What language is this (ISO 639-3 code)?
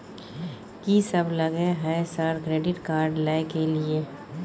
mai